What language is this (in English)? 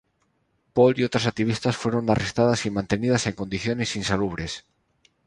Spanish